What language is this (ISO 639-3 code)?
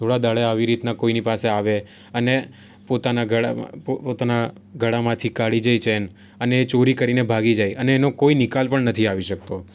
guj